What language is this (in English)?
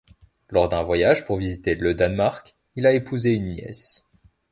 French